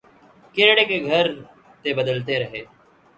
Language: Urdu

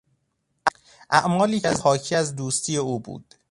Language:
Persian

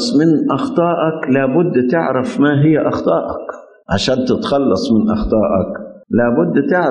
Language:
Arabic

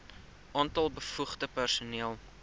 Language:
Afrikaans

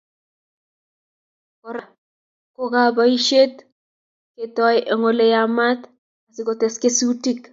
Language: Kalenjin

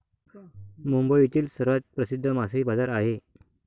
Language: Marathi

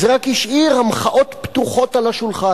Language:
Hebrew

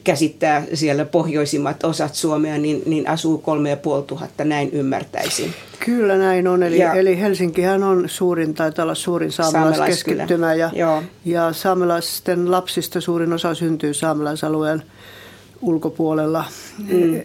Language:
Finnish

